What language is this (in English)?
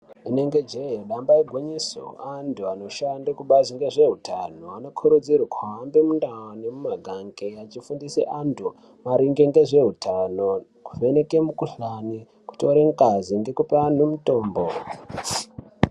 Ndau